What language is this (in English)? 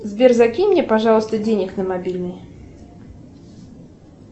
Russian